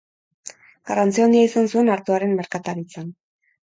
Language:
Basque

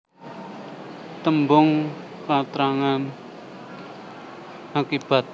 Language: Javanese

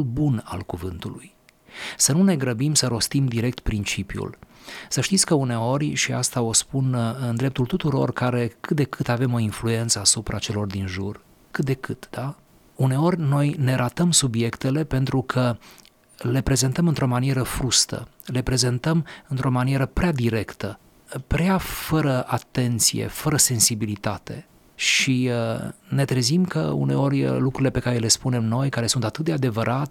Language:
Romanian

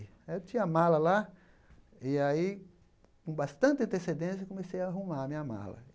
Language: Portuguese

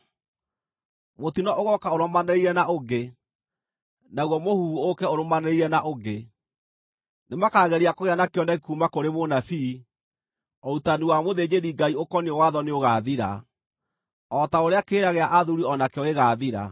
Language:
Kikuyu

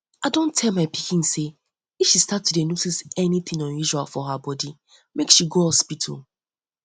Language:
Nigerian Pidgin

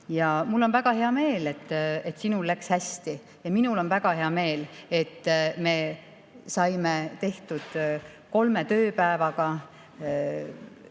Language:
Estonian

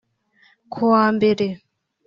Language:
Kinyarwanda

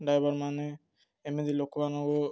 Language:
Odia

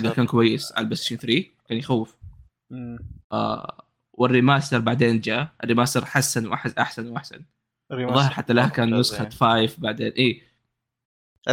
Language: Arabic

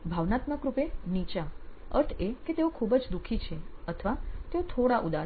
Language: Gujarati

